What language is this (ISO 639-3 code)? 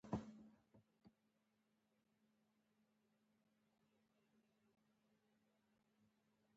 pus